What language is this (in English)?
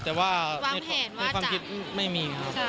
Thai